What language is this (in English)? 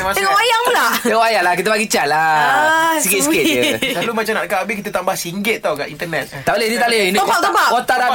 Malay